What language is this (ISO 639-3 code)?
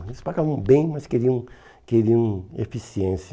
por